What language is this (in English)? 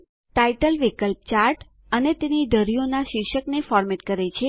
Gujarati